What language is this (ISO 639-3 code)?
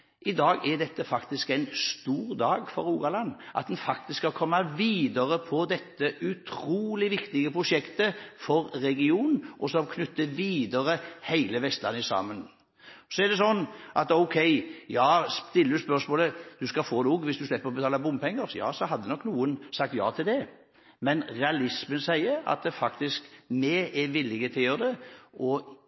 nob